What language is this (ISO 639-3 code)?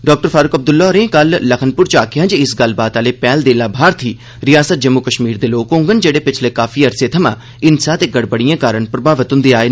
doi